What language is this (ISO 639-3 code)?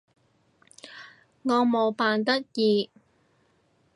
yue